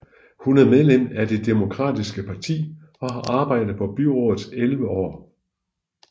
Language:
Danish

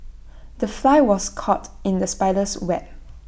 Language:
English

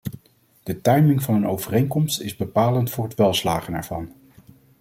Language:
Dutch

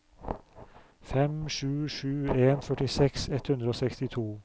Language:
Norwegian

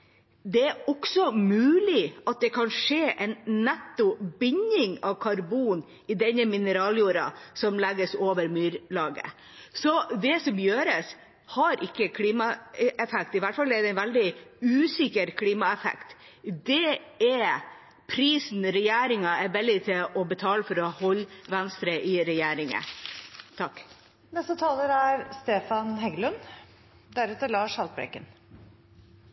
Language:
Norwegian Bokmål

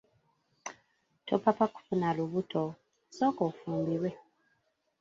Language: Ganda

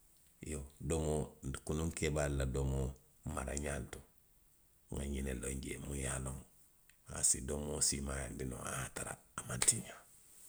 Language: Western Maninkakan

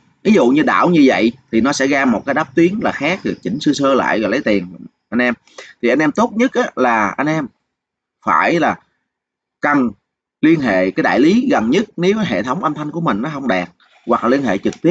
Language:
Vietnamese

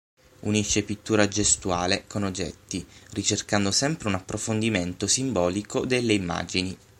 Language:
Italian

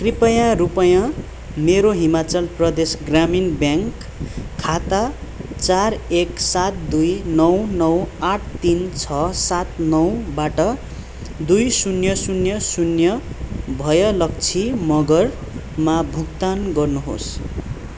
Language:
Nepali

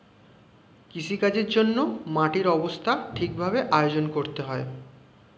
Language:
Bangla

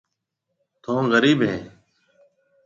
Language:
Marwari (Pakistan)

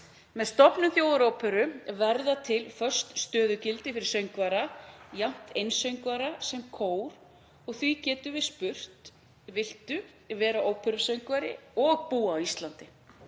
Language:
Icelandic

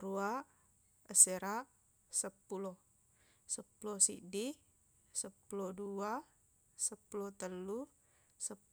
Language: Buginese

